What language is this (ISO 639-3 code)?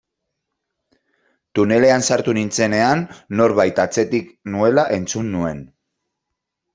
eus